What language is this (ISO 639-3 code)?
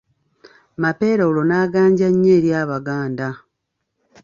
lug